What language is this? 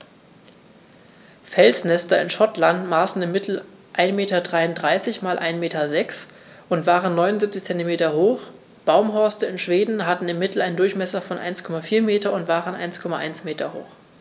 German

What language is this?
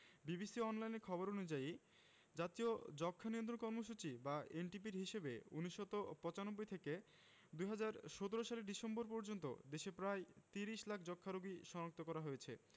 Bangla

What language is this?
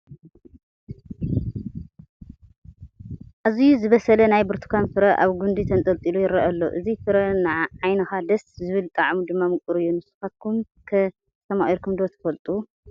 Tigrinya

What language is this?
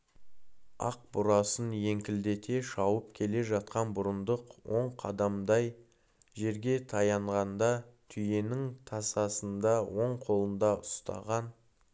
Kazakh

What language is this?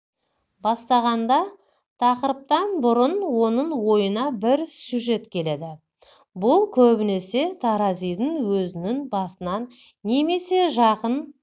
Kazakh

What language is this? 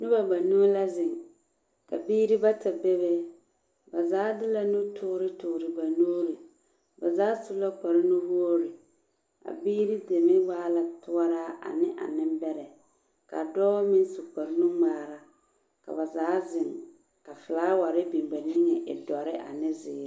Southern Dagaare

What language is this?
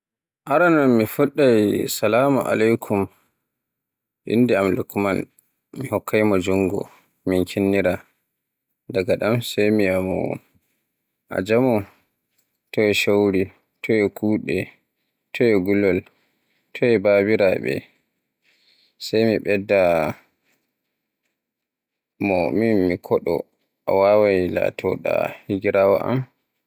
Borgu Fulfulde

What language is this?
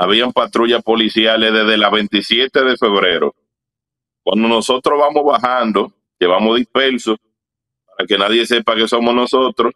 Spanish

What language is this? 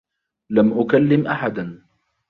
Arabic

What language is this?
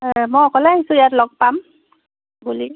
Assamese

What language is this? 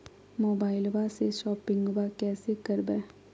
Magahi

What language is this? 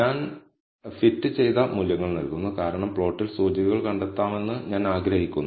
Malayalam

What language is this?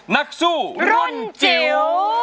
Thai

